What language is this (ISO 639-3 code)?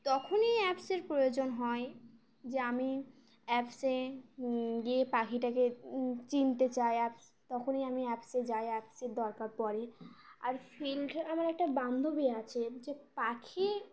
ben